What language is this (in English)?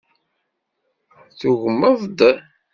Kabyle